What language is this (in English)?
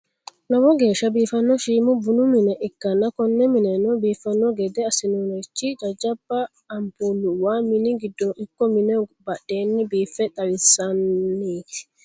Sidamo